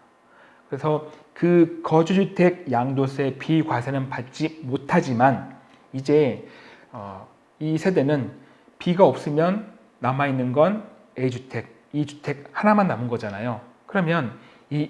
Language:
Korean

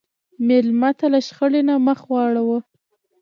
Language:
Pashto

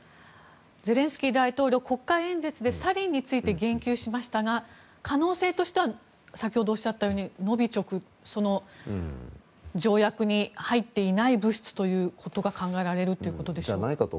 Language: Japanese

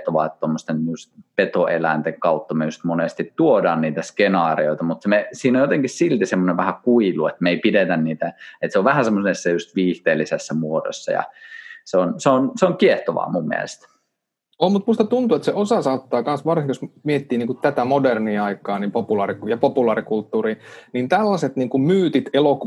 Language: Finnish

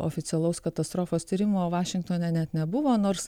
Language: Lithuanian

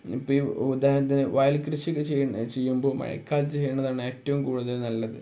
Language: Malayalam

